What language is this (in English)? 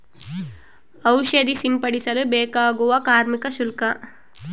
Kannada